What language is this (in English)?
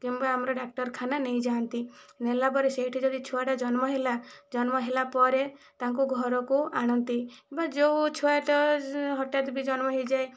Odia